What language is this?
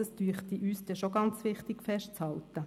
Swiss German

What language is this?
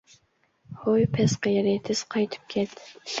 Uyghur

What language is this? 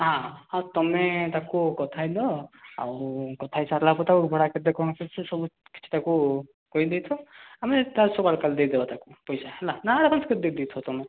Odia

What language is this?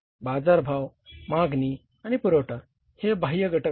Marathi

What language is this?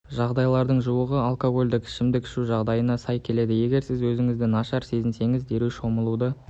Kazakh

